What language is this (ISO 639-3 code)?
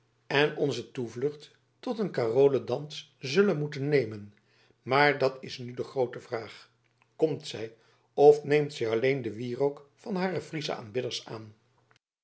nld